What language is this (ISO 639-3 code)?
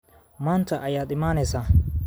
som